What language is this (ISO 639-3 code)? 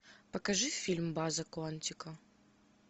rus